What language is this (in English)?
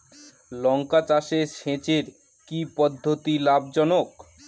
Bangla